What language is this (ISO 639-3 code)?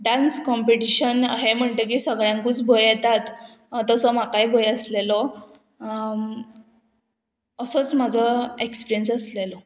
kok